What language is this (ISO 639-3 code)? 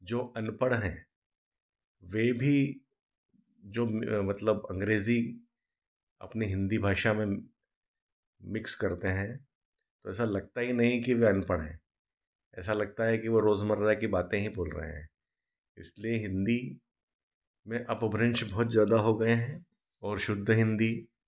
hin